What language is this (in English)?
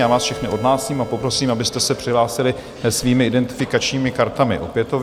Czech